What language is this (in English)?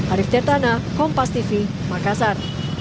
Indonesian